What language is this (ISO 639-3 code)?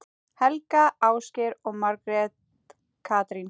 isl